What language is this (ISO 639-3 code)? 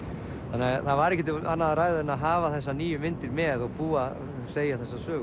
isl